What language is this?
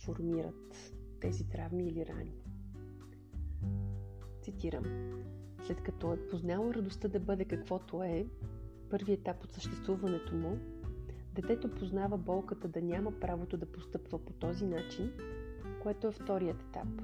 Bulgarian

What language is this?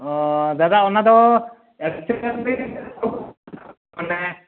Santali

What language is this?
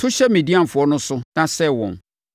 Akan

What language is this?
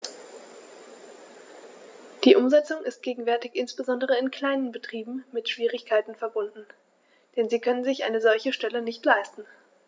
German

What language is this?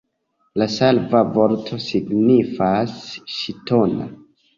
Esperanto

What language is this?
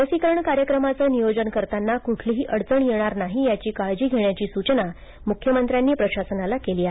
Marathi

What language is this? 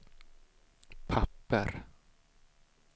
Swedish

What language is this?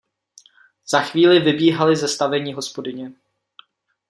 Czech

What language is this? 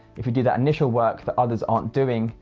English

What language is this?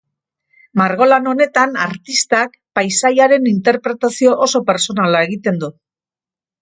Basque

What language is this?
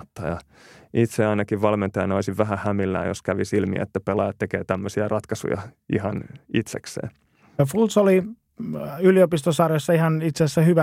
Finnish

